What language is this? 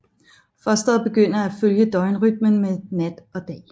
Danish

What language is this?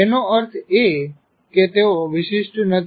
Gujarati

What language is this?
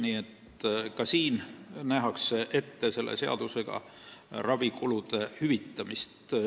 Estonian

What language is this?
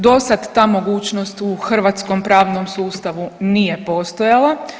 Croatian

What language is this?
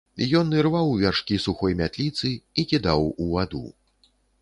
Belarusian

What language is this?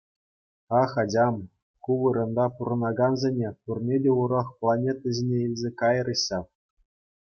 Chuvash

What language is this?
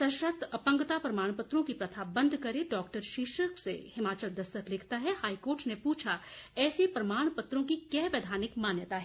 Hindi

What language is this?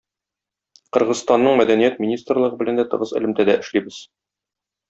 Tatar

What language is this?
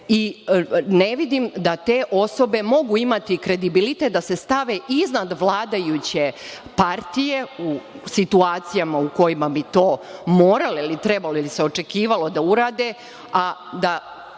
Serbian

